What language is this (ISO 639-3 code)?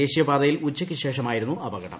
mal